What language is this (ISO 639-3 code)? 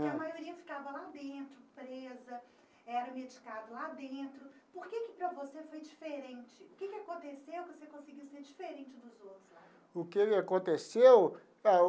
por